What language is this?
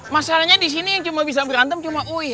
Indonesian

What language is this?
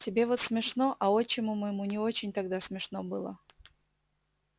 Russian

